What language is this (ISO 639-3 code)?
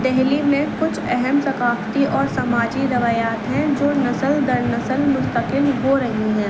urd